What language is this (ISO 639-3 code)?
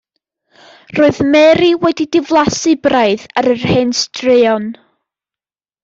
cym